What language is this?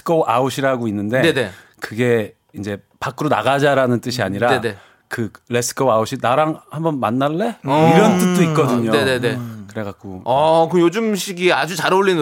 Korean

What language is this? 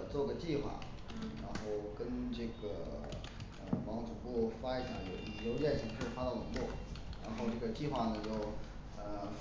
Chinese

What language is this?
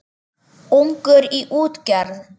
Icelandic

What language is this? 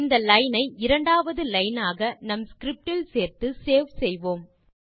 Tamil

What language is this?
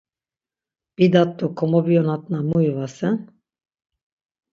Laz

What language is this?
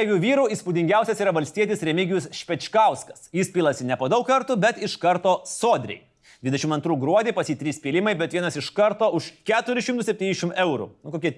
Lithuanian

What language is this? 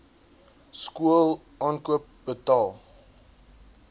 Afrikaans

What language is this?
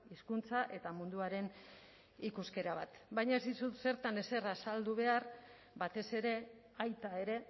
Basque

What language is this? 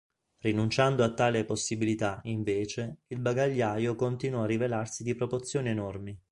Italian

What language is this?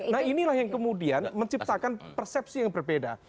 Indonesian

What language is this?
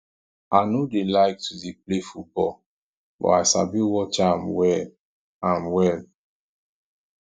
Nigerian Pidgin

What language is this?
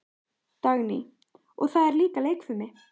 Icelandic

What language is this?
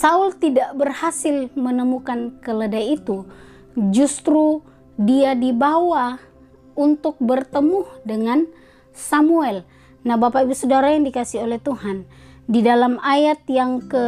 Indonesian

